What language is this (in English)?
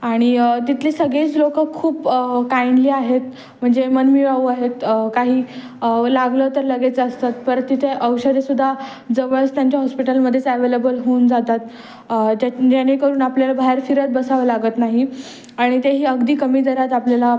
Marathi